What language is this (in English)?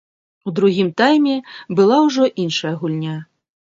Belarusian